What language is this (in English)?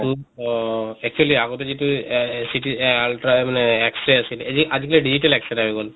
Assamese